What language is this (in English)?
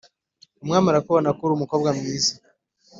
Kinyarwanda